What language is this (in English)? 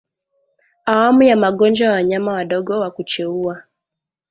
Swahili